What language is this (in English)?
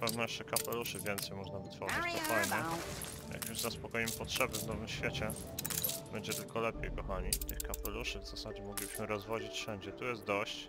Polish